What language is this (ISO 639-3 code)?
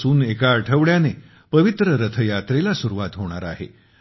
mar